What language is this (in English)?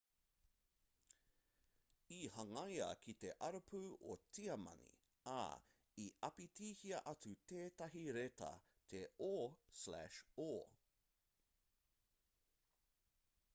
Māori